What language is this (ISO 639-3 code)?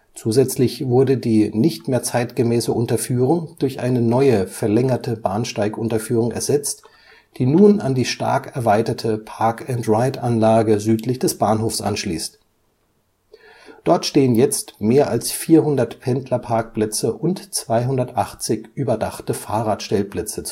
deu